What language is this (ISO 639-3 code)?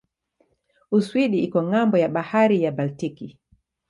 swa